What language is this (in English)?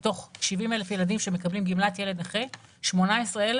Hebrew